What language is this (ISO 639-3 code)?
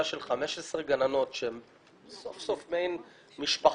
heb